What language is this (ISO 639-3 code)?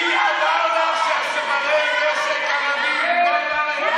heb